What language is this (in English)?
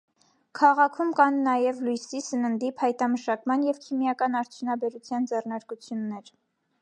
Armenian